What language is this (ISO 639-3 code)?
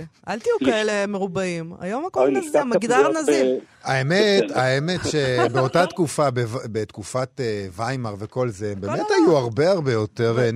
heb